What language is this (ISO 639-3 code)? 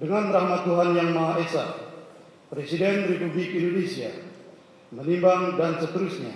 ind